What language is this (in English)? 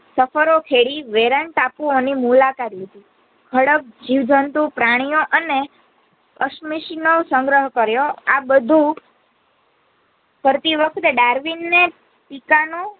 Gujarati